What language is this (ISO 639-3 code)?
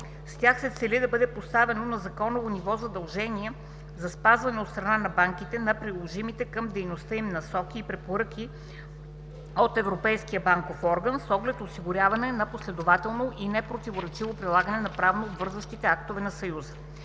bul